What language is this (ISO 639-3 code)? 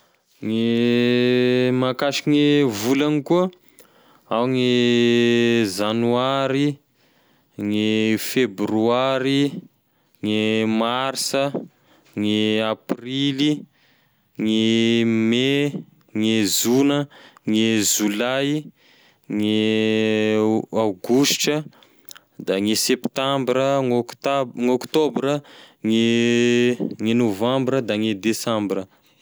tkg